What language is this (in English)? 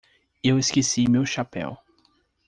Portuguese